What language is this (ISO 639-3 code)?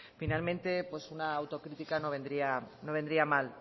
spa